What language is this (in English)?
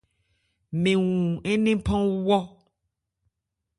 Ebrié